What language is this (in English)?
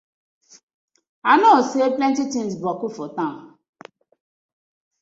Nigerian Pidgin